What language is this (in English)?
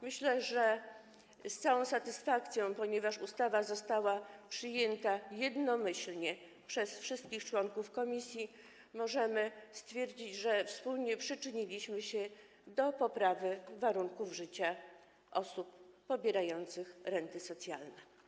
Polish